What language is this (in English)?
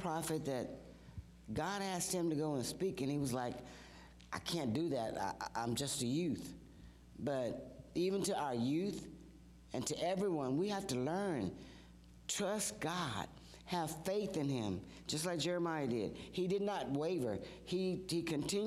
English